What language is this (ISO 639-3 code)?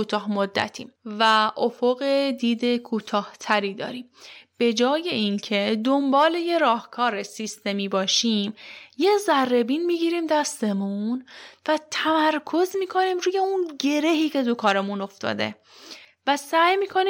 fas